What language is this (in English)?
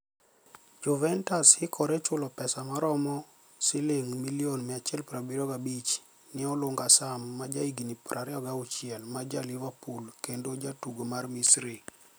Luo (Kenya and Tanzania)